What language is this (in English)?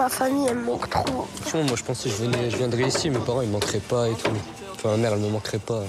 French